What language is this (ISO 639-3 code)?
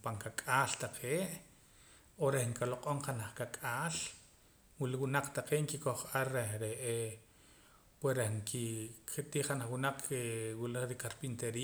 poc